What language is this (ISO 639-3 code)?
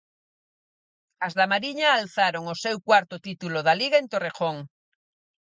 glg